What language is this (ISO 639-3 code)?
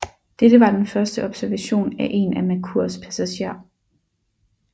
dan